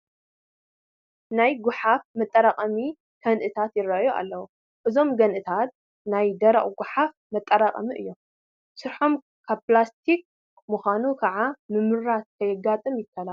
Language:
Tigrinya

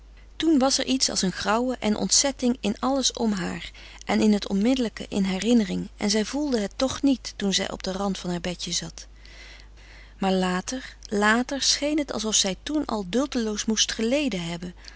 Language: Dutch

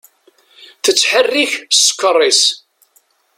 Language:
Kabyle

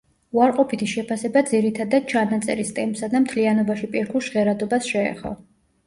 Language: Georgian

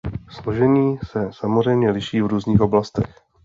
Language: Czech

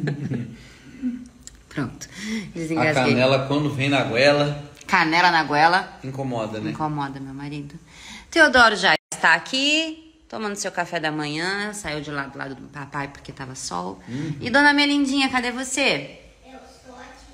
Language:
Portuguese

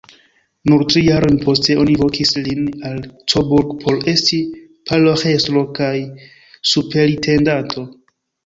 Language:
Esperanto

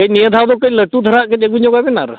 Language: Santali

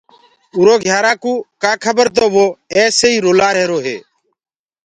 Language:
Gurgula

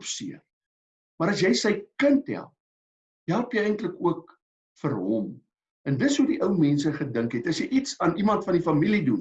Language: Dutch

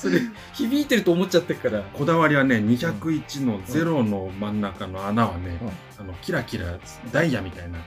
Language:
Japanese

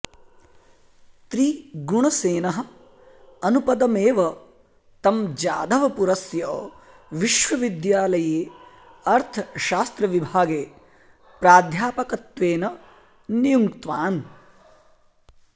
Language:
Sanskrit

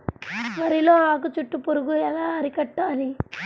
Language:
Telugu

